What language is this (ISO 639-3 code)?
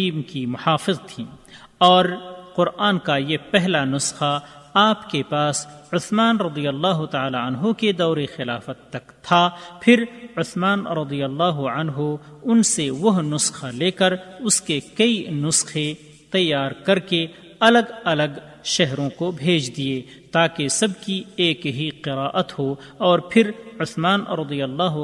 urd